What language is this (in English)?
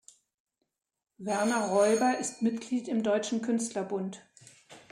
German